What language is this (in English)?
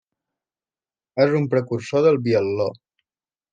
Catalan